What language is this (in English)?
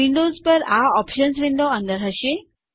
Gujarati